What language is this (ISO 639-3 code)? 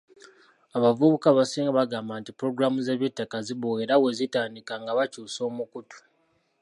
lug